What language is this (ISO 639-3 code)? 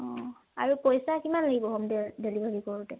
asm